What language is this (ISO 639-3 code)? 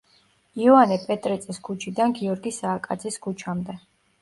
kat